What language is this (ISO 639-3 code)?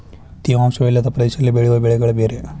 kan